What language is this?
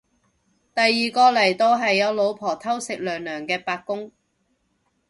Cantonese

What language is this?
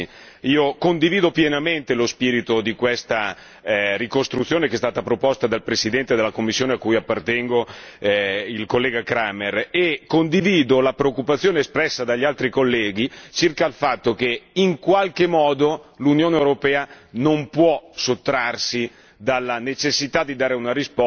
Italian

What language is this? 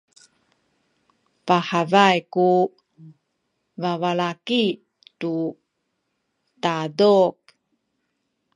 Sakizaya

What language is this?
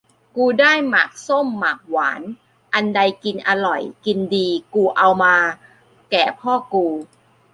Thai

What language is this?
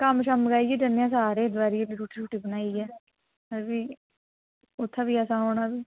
Dogri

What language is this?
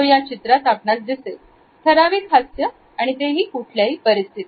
Marathi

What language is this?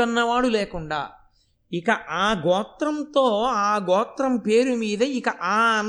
Telugu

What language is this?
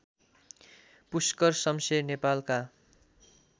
Nepali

